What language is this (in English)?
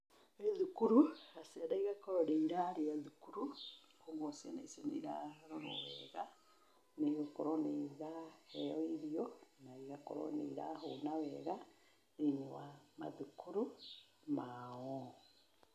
Kikuyu